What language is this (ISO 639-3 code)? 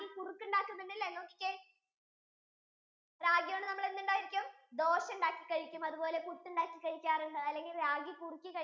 mal